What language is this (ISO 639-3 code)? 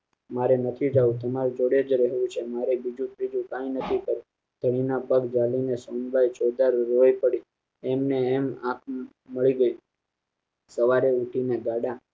guj